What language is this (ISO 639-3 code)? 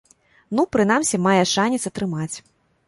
bel